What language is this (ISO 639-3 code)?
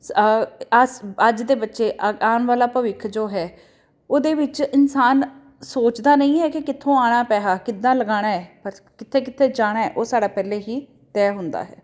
pan